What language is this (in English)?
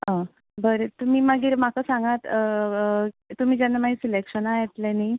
Konkani